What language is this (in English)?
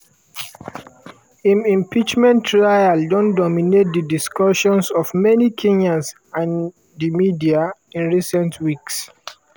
Nigerian Pidgin